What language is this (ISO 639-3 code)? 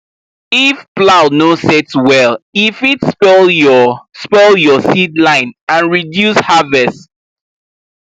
pcm